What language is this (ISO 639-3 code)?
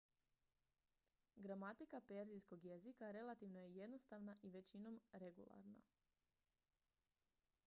hrv